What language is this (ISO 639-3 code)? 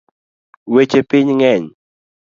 luo